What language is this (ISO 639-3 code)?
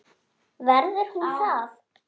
isl